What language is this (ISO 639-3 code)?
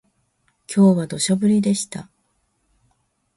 jpn